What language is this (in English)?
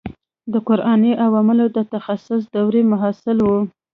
Pashto